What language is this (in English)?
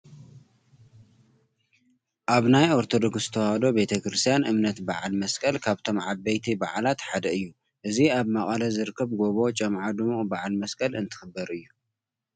Tigrinya